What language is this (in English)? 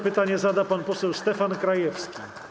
Polish